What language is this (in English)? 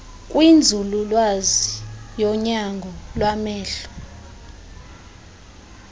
Xhosa